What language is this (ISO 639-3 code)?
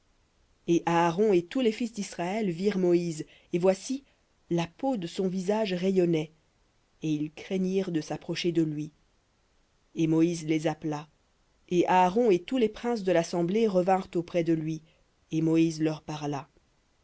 fra